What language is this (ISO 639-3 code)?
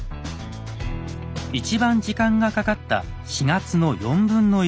jpn